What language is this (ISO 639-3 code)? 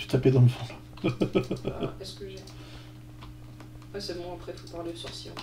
fra